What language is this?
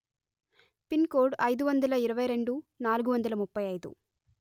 Telugu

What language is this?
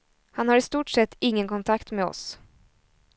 Swedish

